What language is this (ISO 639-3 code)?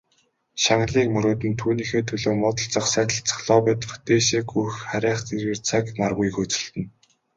mon